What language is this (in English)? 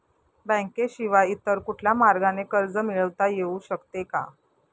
Marathi